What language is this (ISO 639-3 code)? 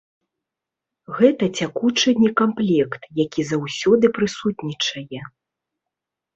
bel